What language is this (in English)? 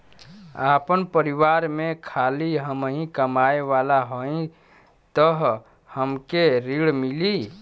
Bhojpuri